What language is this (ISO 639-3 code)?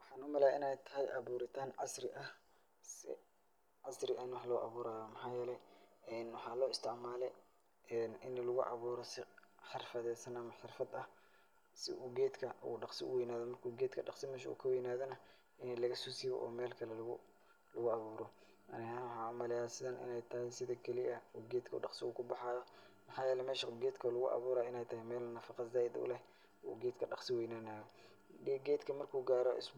som